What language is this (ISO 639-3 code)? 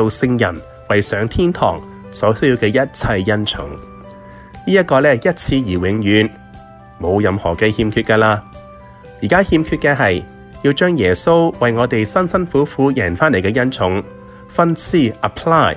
zho